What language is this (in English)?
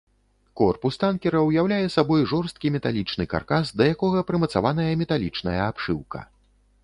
Belarusian